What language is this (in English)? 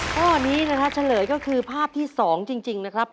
Thai